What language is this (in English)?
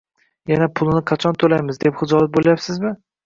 Uzbek